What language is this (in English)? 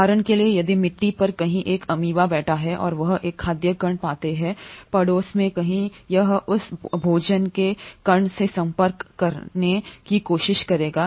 Hindi